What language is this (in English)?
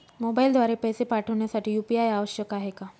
Marathi